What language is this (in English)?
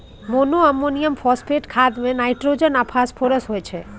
Maithili